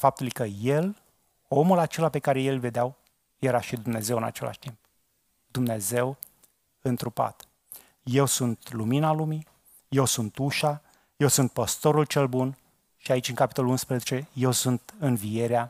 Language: Romanian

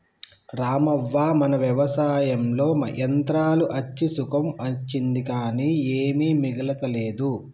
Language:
Telugu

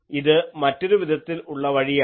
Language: Malayalam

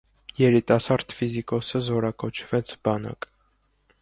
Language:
Armenian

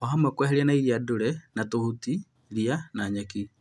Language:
Kikuyu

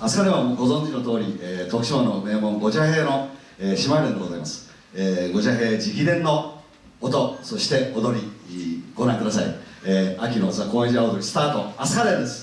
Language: Japanese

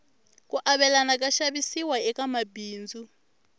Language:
Tsonga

